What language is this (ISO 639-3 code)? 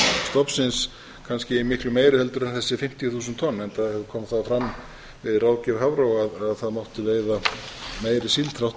isl